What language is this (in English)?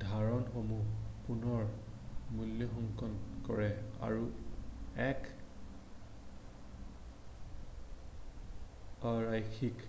Assamese